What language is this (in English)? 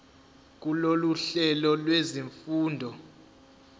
Zulu